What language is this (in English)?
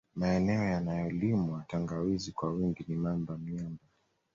Swahili